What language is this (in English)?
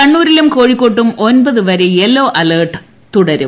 Malayalam